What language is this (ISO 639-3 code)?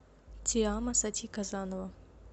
rus